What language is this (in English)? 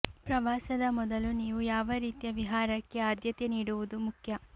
Kannada